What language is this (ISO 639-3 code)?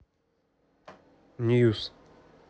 rus